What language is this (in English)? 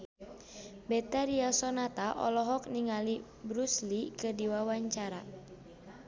Sundanese